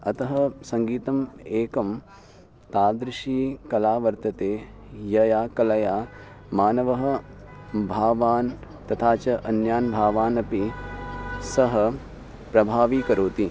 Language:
Sanskrit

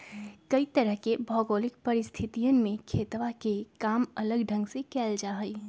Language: Magahi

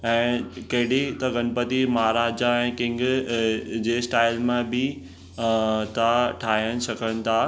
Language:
Sindhi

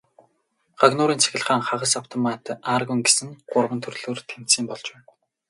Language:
Mongolian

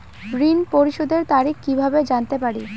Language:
Bangla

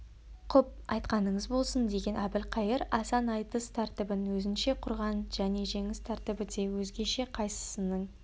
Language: Kazakh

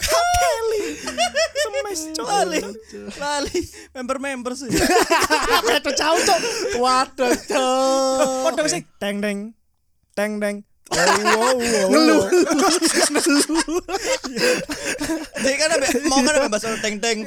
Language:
Indonesian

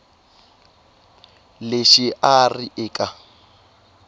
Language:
Tsonga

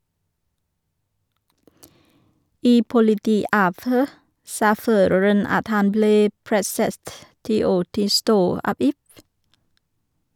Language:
Norwegian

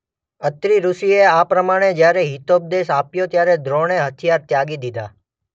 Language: Gujarati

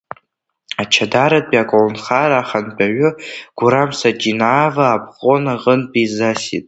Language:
Abkhazian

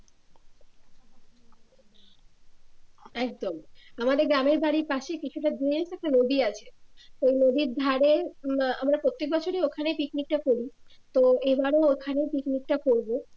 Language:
Bangla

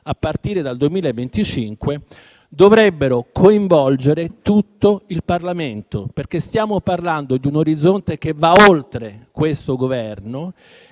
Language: Italian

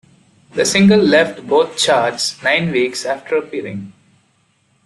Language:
English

